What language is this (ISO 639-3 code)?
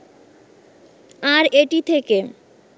ben